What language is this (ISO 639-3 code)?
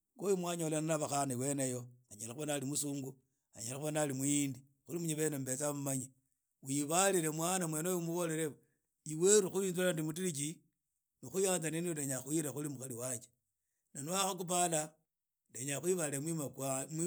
ida